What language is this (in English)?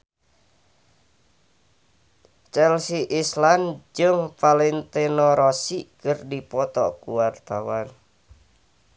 Sundanese